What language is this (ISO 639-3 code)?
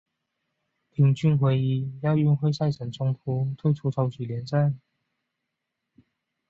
zho